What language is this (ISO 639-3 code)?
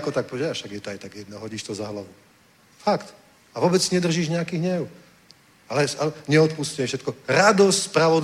ces